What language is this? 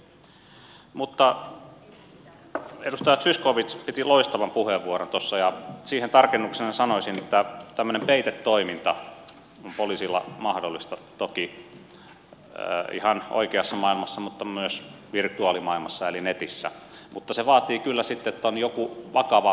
Finnish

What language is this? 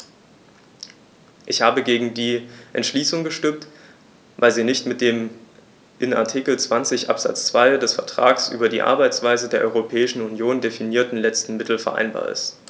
German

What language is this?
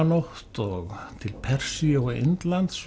Icelandic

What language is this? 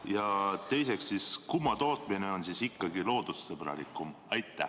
Estonian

